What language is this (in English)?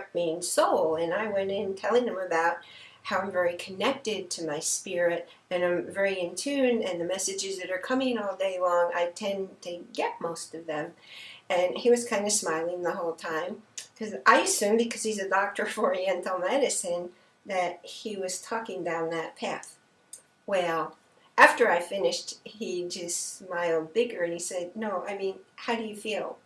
English